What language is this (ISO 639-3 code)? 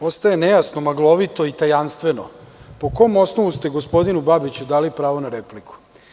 srp